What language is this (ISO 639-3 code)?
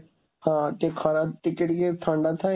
ori